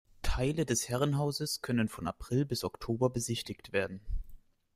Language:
German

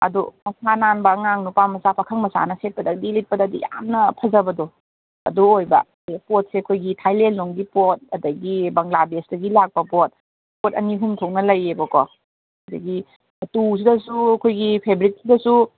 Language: Manipuri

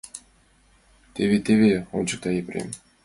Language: Mari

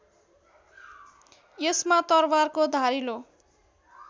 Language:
Nepali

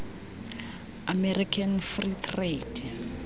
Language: Xhosa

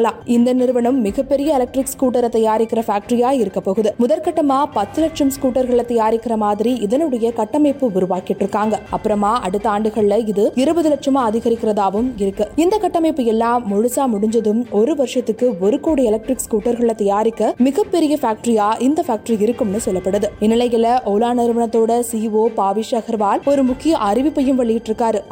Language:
Tamil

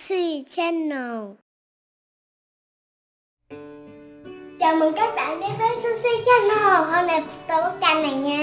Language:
Vietnamese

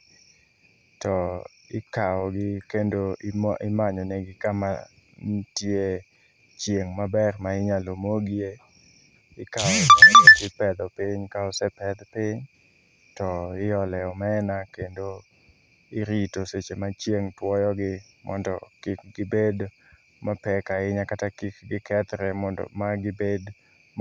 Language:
Luo (Kenya and Tanzania)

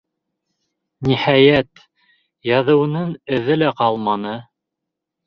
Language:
Bashkir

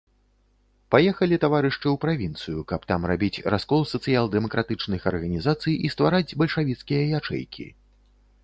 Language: Belarusian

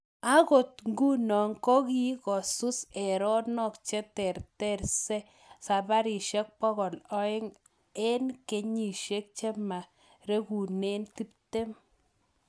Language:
Kalenjin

